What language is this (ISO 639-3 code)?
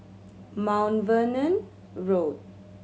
eng